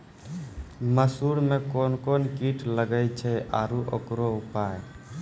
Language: Maithili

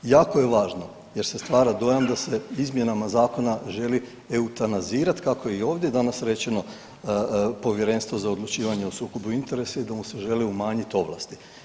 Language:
Croatian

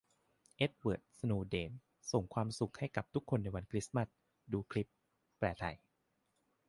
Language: Thai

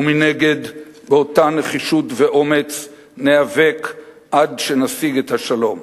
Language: Hebrew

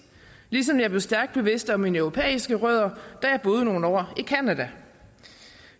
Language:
Danish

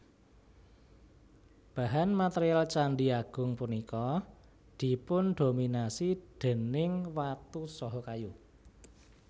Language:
Javanese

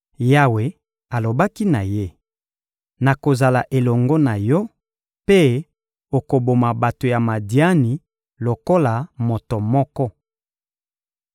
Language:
Lingala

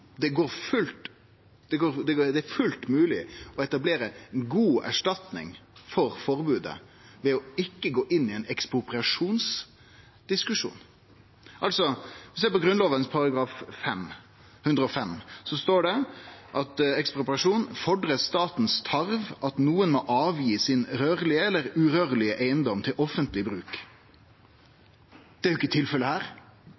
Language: Norwegian Nynorsk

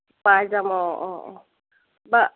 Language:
Assamese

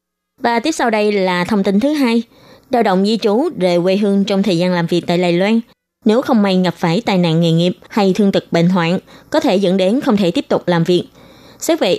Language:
Vietnamese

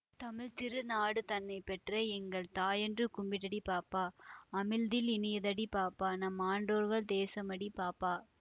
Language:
Tamil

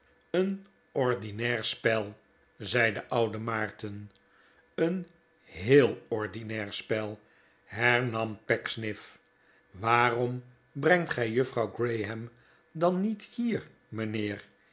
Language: Dutch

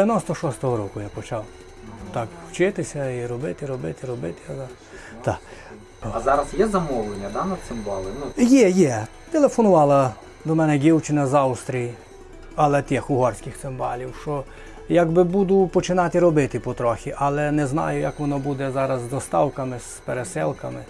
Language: Ukrainian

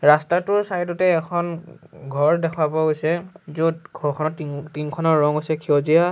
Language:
Assamese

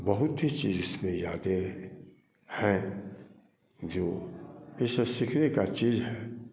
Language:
Hindi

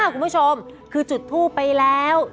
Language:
Thai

